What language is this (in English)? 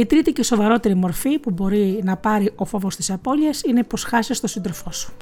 Greek